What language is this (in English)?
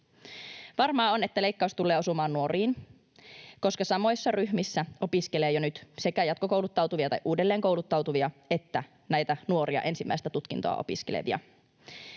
Finnish